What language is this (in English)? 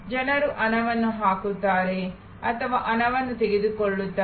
Kannada